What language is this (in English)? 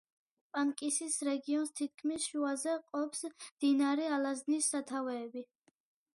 Georgian